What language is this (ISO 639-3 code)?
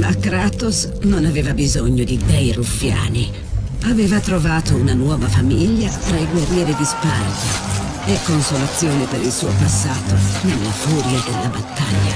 ita